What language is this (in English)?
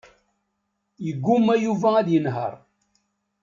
Kabyle